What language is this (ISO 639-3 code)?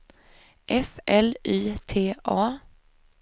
swe